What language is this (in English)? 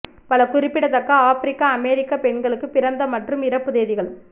Tamil